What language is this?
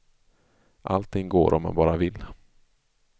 Swedish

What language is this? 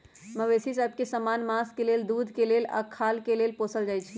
Magahi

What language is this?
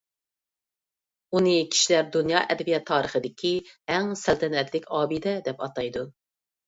Uyghur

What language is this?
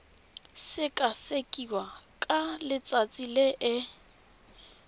Tswana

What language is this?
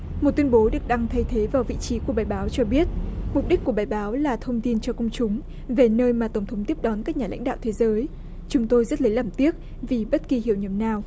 Vietnamese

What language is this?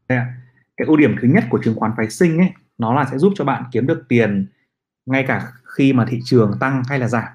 Vietnamese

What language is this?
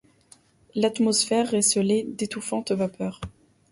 French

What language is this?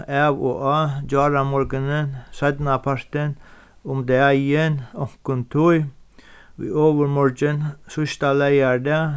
Faroese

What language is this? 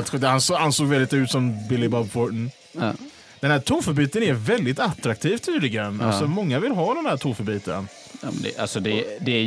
Swedish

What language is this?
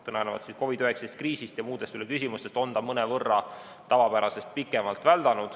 Estonian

